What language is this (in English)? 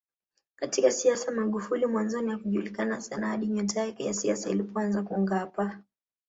Swahili